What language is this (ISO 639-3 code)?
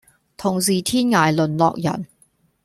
yue